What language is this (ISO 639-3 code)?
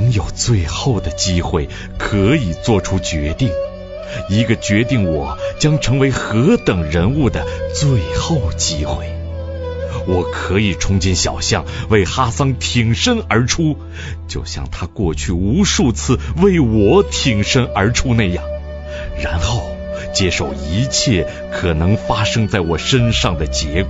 zho